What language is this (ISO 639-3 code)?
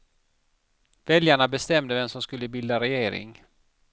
swe